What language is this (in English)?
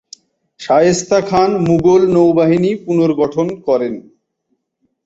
Bangla